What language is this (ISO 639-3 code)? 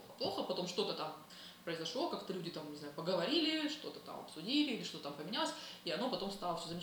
rus